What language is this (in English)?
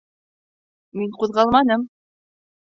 Bashkir